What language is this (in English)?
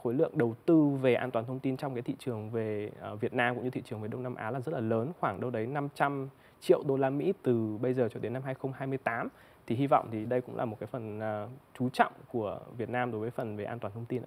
Vietnamese